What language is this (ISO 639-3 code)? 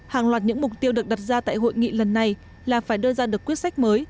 vie